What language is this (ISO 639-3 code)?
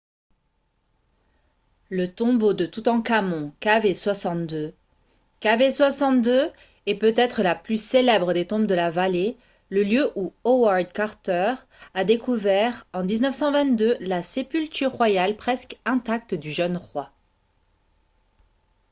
fra